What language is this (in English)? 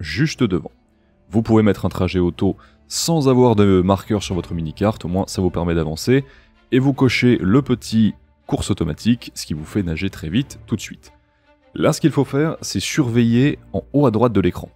French